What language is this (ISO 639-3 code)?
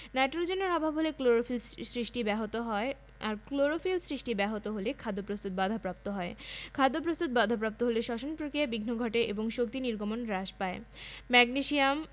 ben